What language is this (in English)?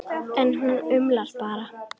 Icelandic